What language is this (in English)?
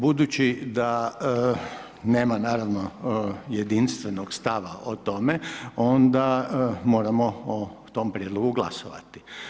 Croatian